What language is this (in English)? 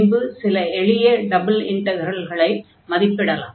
Tamil